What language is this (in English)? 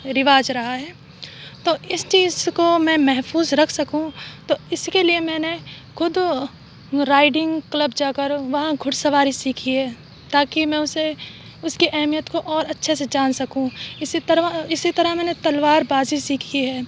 Urdu